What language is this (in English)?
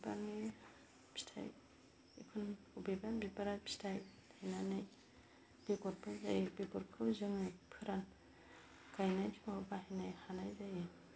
Bodo